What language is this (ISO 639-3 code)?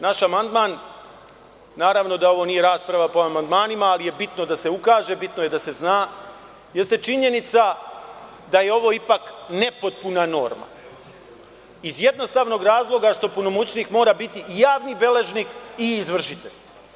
srp